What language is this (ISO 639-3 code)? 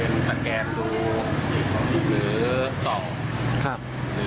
tha